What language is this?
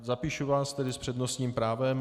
Czech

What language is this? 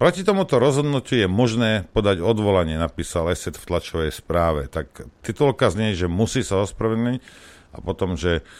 Slovak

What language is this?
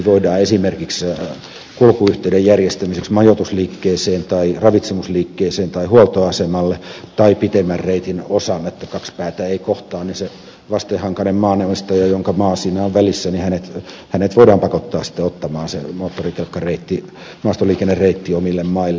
Finnish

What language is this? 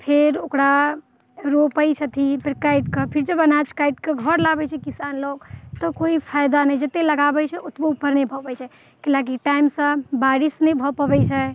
Maithili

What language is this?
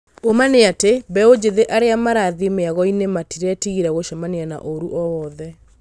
Kikuyu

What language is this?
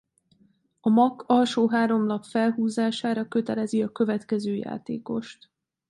Hungarian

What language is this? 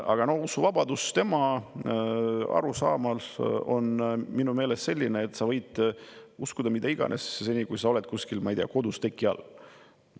Estonian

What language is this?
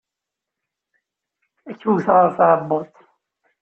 Kabyle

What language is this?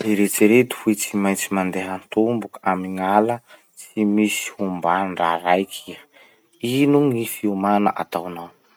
Masikoro Malagasy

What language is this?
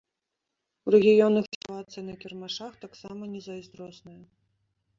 Belarusian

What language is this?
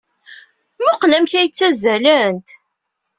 Kabyle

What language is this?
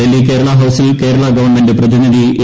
Malayalam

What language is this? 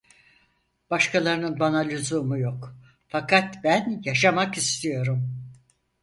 Turkish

